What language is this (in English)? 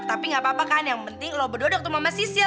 Indonesian